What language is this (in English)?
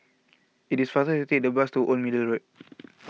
English